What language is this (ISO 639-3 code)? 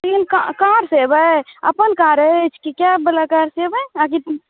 mai